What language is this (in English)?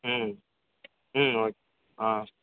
Tamil